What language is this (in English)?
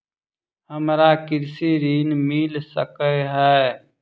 Maithili